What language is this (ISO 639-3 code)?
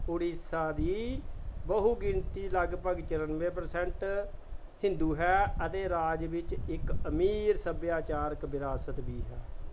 pan